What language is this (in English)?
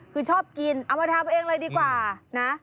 Thai